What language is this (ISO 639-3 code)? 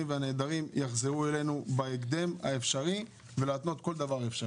heb